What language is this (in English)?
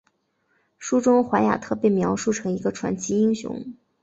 Chinese